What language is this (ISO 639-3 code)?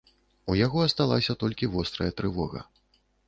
bel